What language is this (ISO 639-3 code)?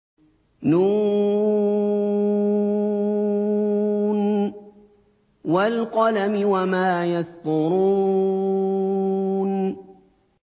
ara